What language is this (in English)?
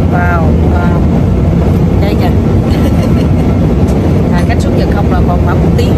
Vietnamese